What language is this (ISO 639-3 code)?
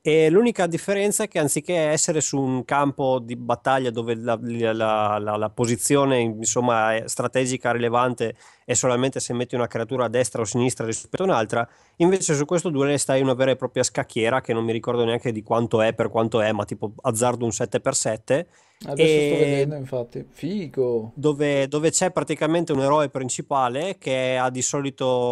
ita